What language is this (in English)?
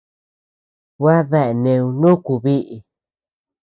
Tepeuxila Cuicatec